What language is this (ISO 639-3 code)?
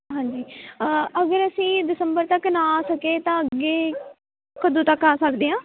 pan